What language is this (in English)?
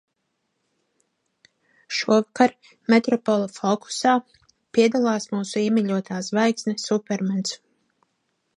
Latvian